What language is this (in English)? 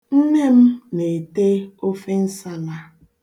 Igbo